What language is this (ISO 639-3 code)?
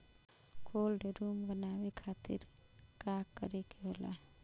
bho